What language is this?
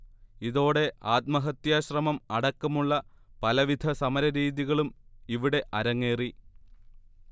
Malayalam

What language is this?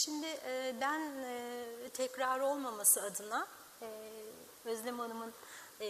Turkish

